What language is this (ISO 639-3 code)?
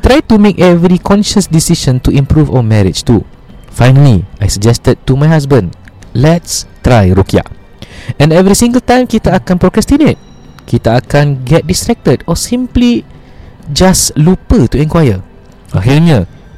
msa